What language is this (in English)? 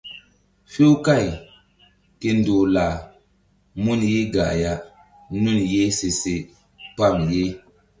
Mbum